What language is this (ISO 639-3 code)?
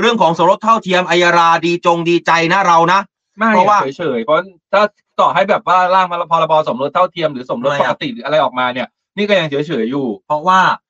tha